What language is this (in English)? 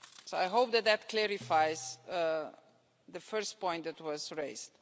English